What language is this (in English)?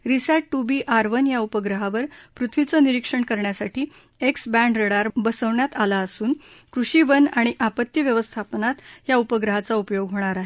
Marathi